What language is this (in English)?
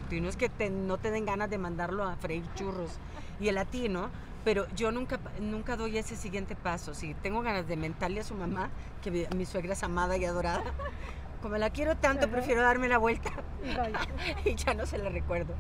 Spanish